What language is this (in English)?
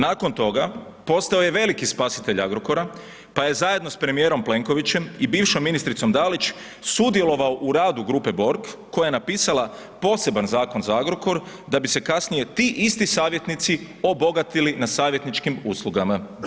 Croatian